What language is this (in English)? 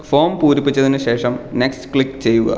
Malayalam